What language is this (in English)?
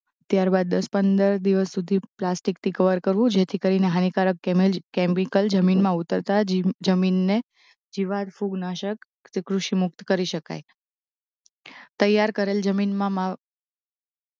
Gujarati